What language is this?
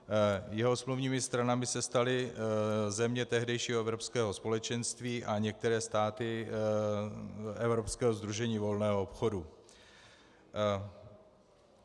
Czech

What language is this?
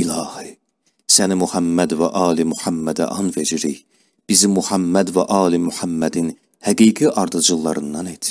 Turkish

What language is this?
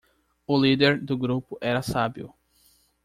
Portuguese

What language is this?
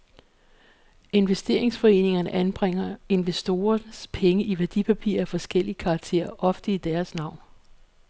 Danish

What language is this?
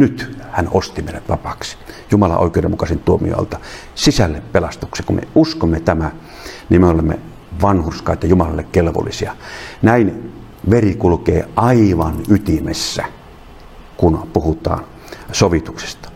Finnish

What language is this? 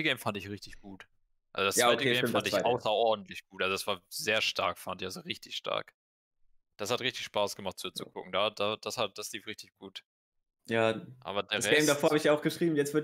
German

